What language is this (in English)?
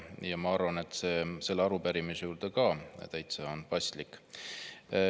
Estonian